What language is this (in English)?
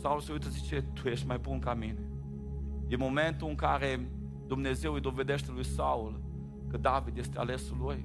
Romanian